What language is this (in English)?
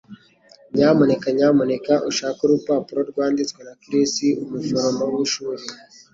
Kinyarwanda